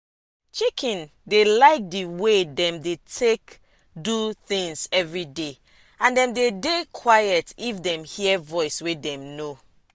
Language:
Nigerian Pidgin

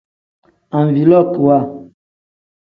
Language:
Tem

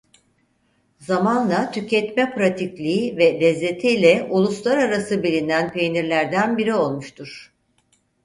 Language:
Turkish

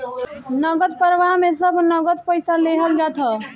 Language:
Bhojpuri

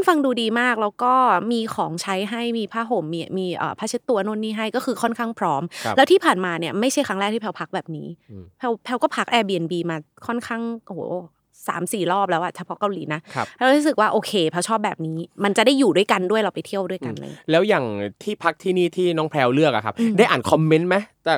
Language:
Thai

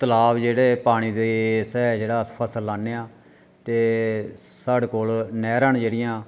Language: Dogri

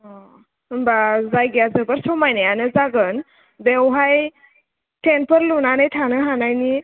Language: Bodo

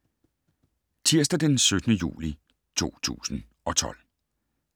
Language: Danish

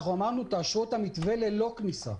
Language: Hebrew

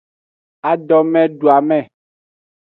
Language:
Aja (Benin)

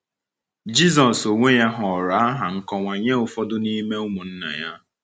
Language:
Igbo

